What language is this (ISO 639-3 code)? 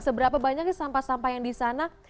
ind